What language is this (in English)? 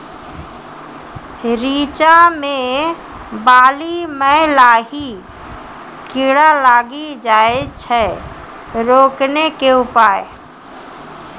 Maithili